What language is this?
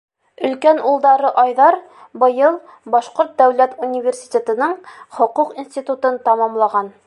Bashkir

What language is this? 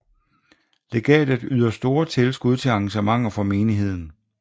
Danish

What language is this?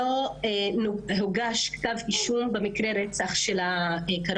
Hebrew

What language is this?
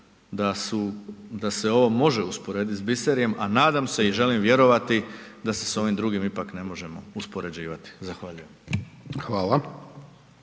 Croatian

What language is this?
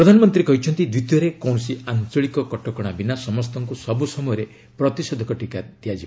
Odia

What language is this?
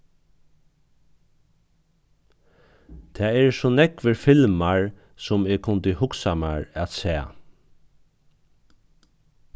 Faroese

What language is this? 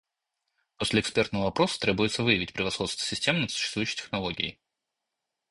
Russian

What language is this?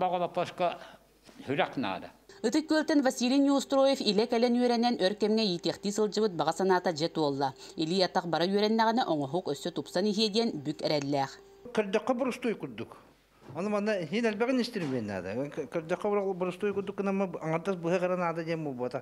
Russian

